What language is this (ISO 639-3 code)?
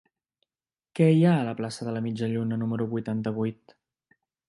cat